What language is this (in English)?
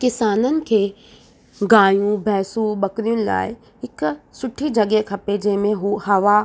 Sindhi